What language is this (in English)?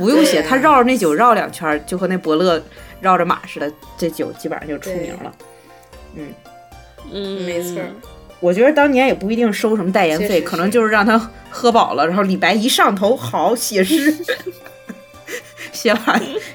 Chinese